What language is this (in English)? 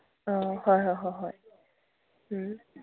Manipuri